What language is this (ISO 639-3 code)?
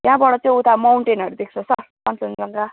nep